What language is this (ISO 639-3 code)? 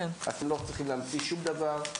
heb